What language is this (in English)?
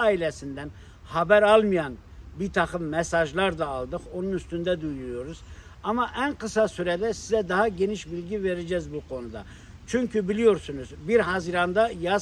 Turkish